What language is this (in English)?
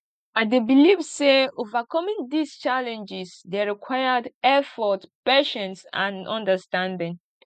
Nigerian Pidgin